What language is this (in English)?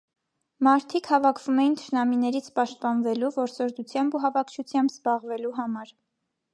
Armenian